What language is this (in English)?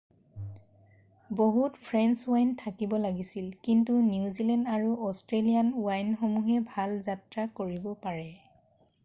Assamese